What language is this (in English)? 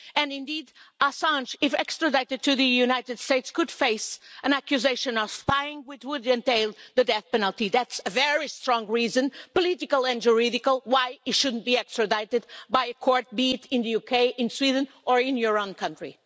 English